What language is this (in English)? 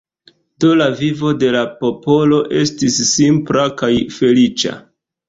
Esperanto